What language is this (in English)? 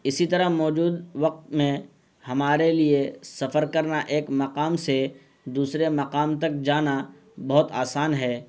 Urdu